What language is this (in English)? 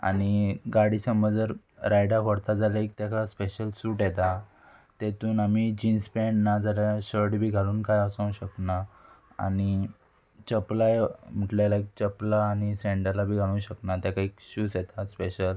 Konkani